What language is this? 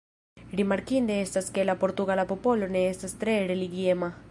Esperanto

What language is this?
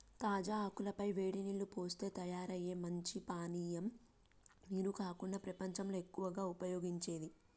Telugu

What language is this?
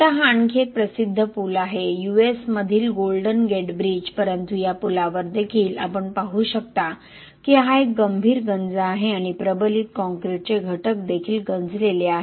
Marathi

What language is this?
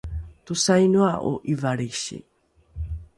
Rukai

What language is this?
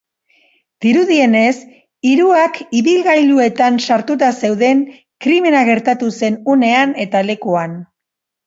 Basque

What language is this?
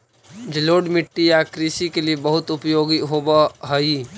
Magahi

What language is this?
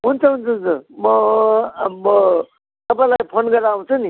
Nepali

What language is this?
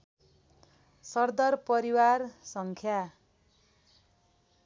Nepali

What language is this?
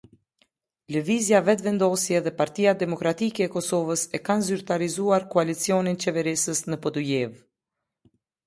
Albanian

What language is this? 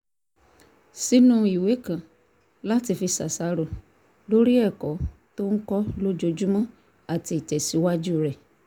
Yoruba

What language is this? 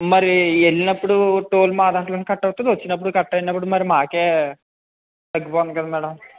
Telugu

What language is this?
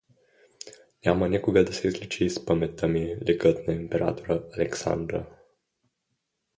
Bulgarian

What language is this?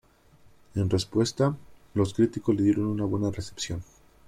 Spanish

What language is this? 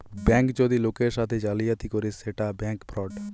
Bangla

